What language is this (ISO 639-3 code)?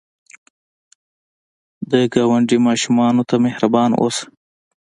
pus